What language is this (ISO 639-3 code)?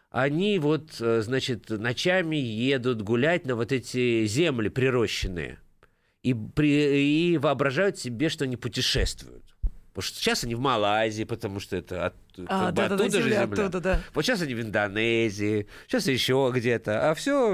rus